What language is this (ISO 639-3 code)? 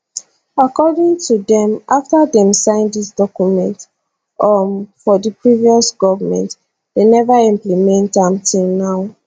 pcm